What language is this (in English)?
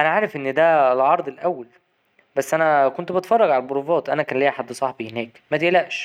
Egyptian Arabic